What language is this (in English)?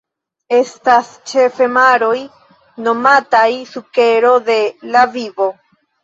Esperanto